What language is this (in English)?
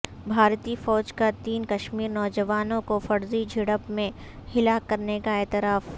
Urdu